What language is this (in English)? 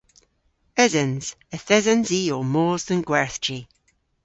Cornish